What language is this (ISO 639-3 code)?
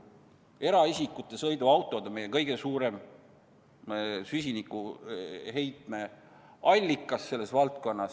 est